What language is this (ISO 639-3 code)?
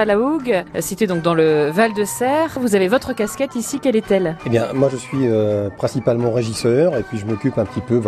fra